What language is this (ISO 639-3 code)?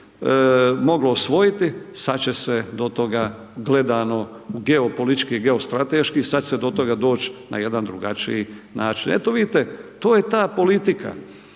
hrv